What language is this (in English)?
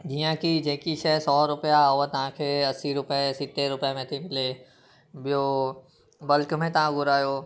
Sindhi